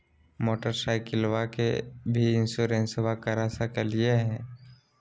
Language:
Magahi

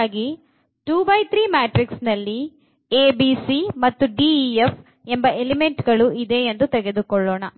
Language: Kannada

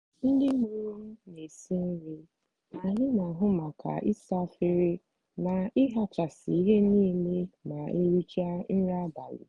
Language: Igbo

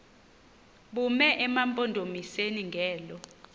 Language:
Xhosa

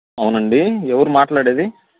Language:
Telugu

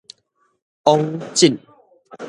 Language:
Min Nan Chinese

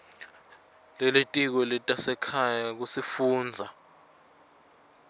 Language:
Swati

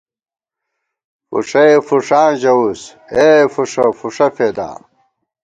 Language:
Gawar-Bati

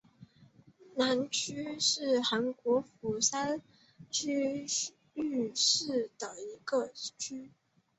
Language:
Chinese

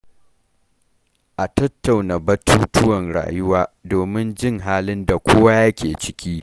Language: Hausa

